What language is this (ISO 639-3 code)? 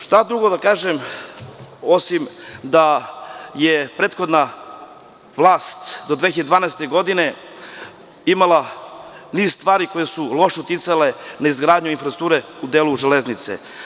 srp